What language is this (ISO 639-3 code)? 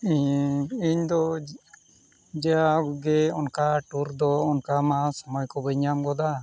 sat